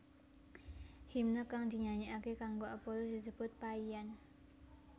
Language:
Javanese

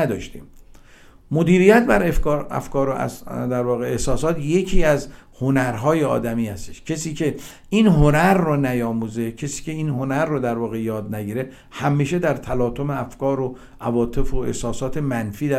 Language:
Persian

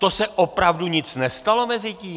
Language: Czech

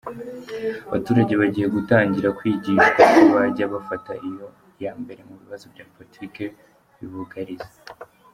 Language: Kinyarwanda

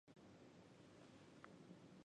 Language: Chinese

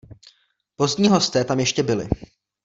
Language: Czech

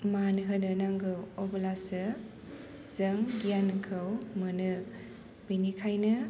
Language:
Bodo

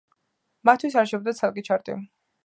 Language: Georgian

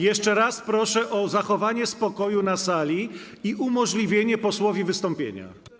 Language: Polish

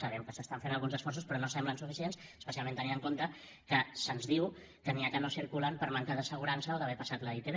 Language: Catalan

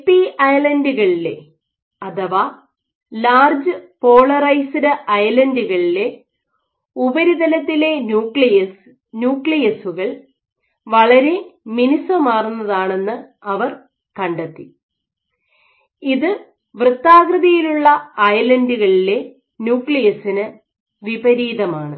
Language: Malayalam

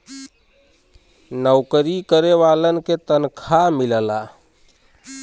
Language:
Bhojpuri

